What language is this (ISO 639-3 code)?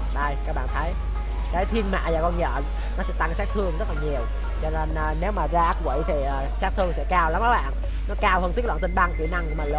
vie